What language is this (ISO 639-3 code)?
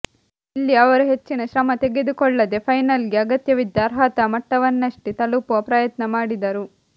kan